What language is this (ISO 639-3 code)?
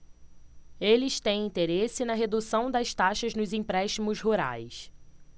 por